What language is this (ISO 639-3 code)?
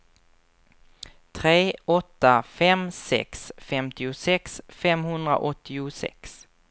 swe